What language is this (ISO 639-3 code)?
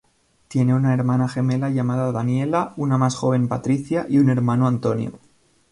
spa